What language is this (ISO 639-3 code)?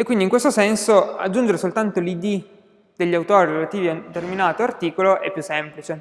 ita